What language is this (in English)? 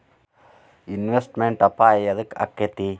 Kannada